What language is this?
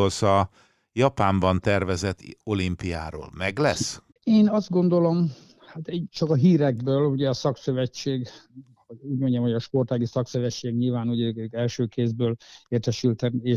Hungarian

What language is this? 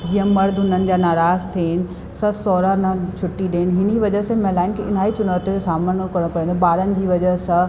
Sindhi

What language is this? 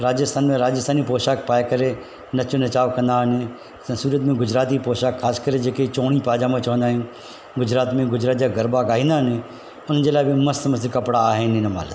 Sindhi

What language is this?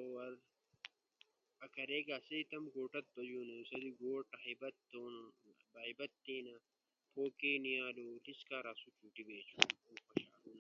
Ushojo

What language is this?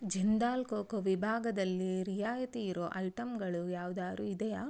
Kannada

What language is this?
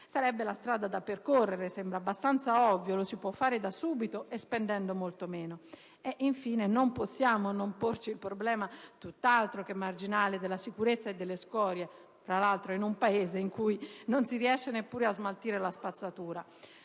Italian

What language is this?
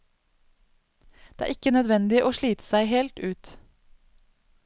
Norwegian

